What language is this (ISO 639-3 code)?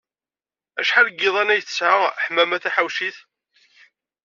kab